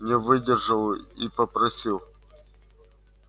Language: Russian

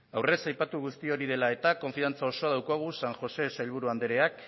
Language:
Basque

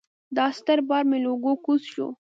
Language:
Pashto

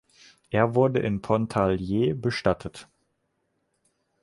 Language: German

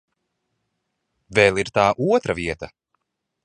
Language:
Latvian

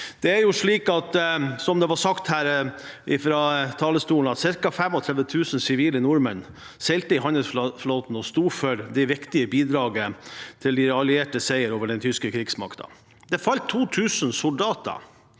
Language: Norwegian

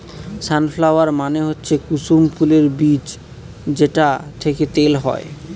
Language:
Bangla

